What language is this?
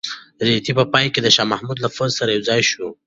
Pashto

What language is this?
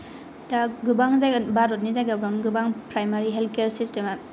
Bodo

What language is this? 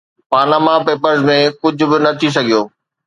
Sindhi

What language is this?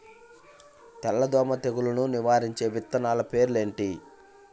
Telugu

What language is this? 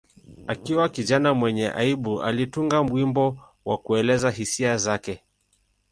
Swahili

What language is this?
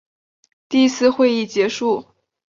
Chinese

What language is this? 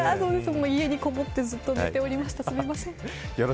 Japanese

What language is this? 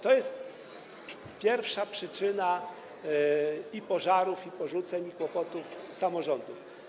Polish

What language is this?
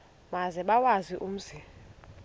Xhosa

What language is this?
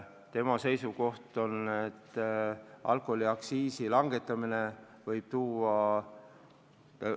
Estonian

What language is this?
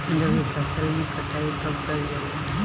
Bhojpuri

